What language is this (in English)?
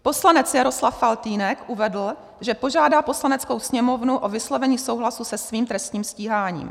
Czech